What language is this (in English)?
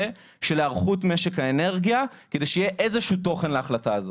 Hebrew